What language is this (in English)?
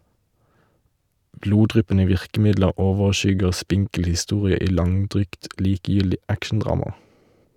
Norwegian